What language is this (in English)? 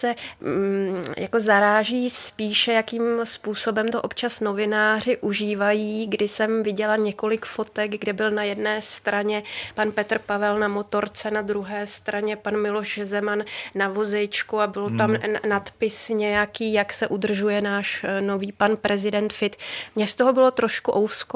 Czech